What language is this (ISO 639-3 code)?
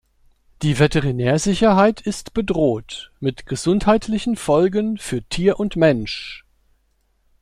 deu